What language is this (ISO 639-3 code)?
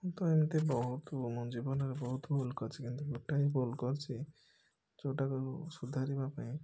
ori